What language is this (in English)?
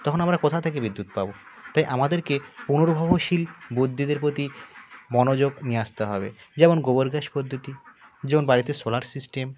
Bangla